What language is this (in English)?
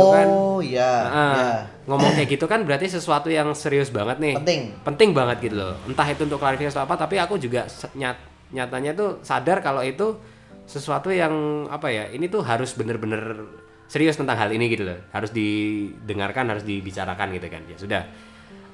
Indonesian